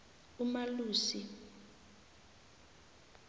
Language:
South Ndebele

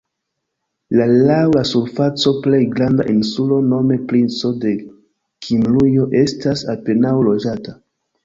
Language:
Esperanto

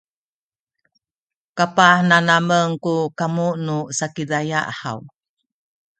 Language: Sakizaya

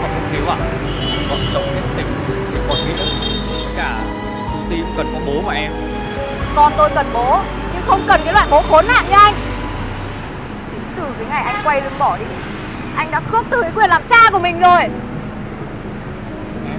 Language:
Vietnamese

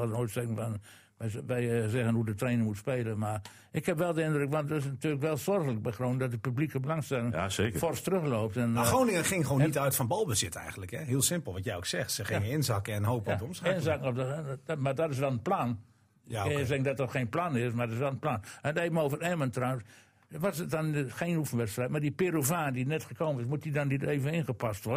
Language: Dutch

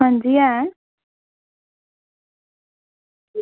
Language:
Dogri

